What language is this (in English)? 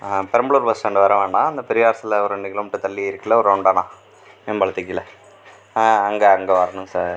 Tamil